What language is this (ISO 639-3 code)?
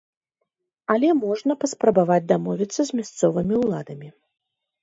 bel